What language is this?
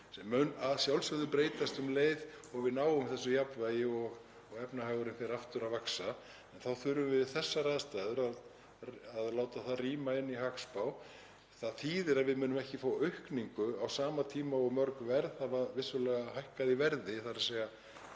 Icelandic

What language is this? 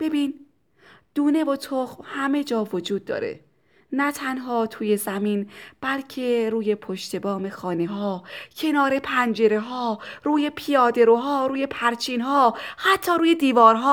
Persian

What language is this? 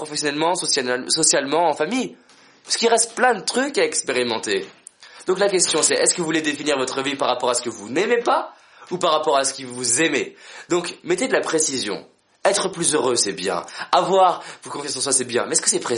French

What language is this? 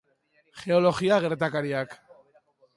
Basque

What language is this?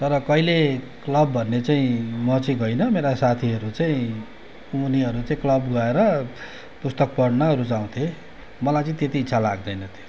Nepali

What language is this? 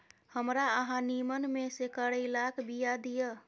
Maithili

